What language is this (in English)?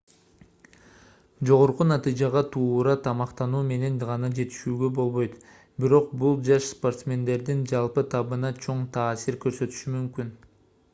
Kyrgyz